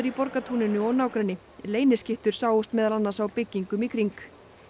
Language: Icelandic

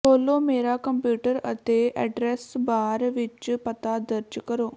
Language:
Punjabi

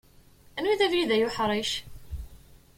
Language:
Kabyle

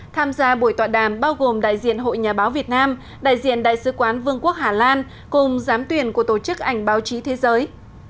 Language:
Vietnamese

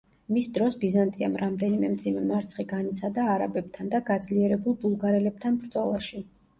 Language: Georgian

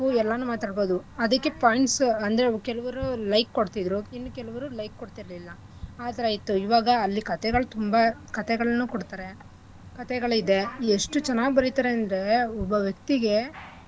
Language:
Kannada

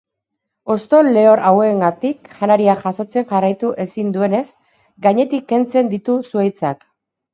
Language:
Basque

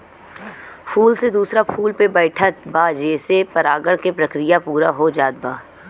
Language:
Bhojpuri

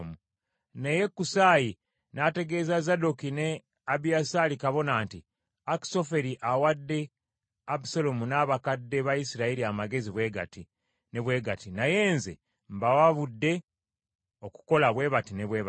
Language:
Ganda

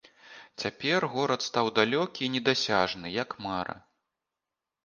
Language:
Belarusian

